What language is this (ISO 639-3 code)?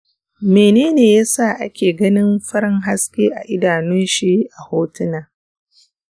hau